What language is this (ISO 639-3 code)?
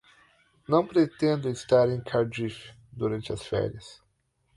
por